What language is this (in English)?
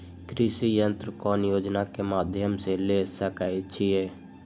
Magahi